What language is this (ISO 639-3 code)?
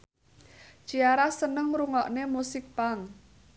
jav